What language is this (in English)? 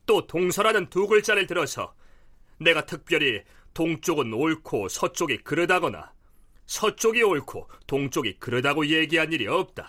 Korean